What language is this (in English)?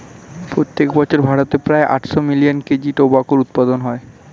Bangla